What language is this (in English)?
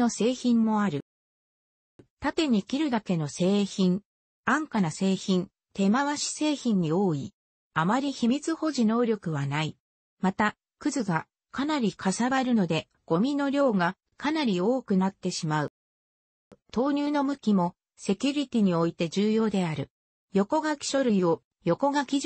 Japanese